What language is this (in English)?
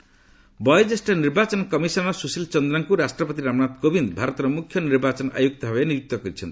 Odia